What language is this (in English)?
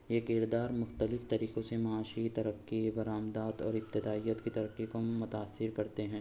Urdu